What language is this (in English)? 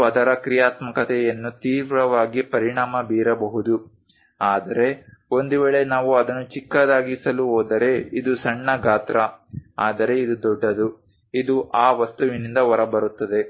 Kannada